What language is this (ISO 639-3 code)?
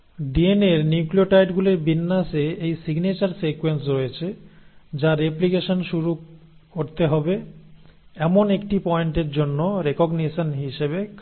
ben